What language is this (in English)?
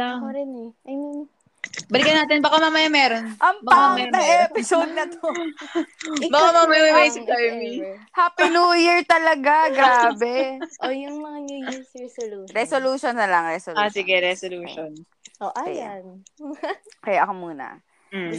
Filipino